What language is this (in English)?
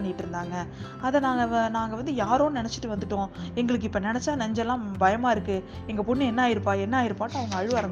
Tamil